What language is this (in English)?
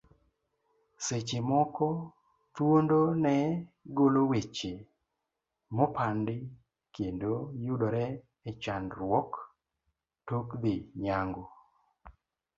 Luo (Kenya and Tanzania)